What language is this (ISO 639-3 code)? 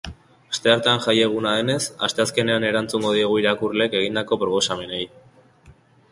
eus